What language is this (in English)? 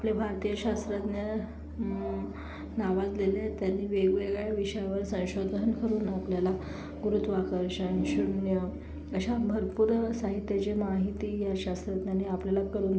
Marathi